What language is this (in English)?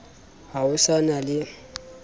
Southern Sotho